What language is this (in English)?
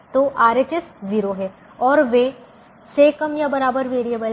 Hindi